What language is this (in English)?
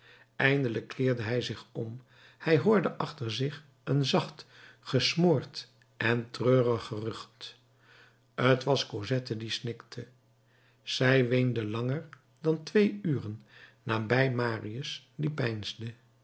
Dutch